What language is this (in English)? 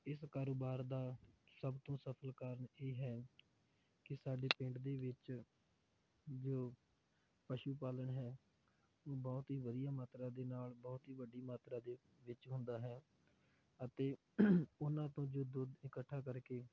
Punjabi